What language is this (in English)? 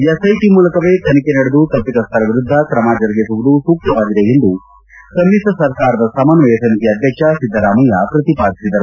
Kannada